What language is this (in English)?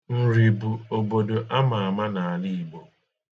Igbo